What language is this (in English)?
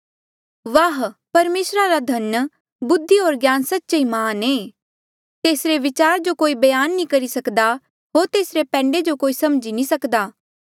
Mandeali